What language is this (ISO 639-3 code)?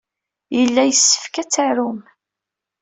kab